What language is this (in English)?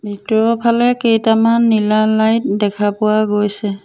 Assamese